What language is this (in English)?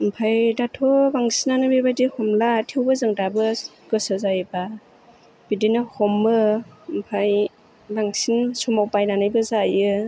Bodo